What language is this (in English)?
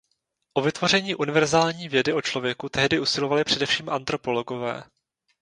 Czech